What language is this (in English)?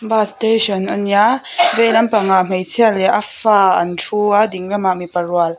Mizo